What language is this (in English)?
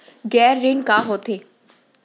Chhattisgarhi